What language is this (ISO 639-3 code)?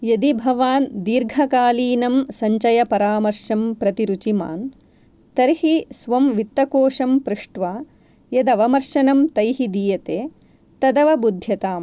san